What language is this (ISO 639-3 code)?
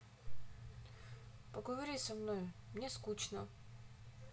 rus